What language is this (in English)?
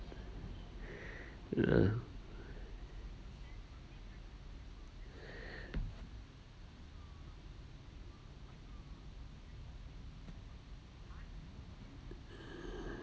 English